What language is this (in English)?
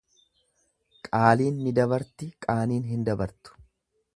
Oromo